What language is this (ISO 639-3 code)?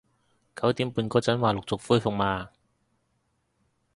yue